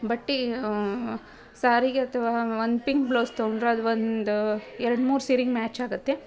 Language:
Kannada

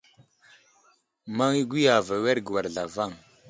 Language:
Wuzlam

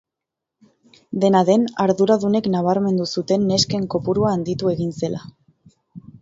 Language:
Basque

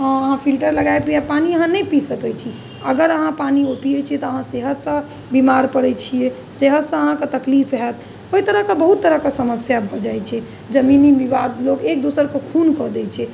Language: Maithili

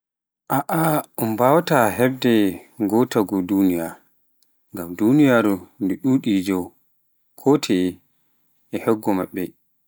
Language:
Pular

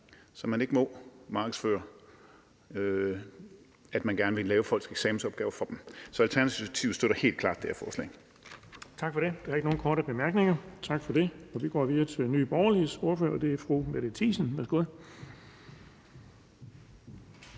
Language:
Danish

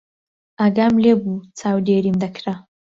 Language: Central Kurdish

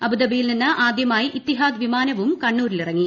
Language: Malayalam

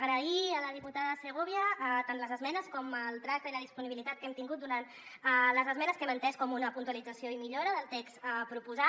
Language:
Catalan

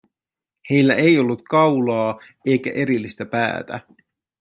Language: Finnish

